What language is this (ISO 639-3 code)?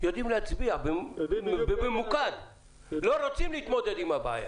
heb